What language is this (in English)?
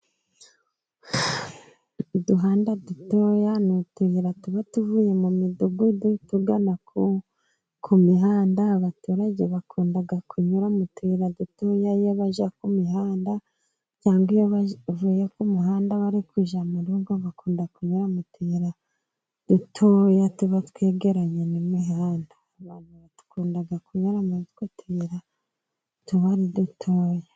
Kinyarwanda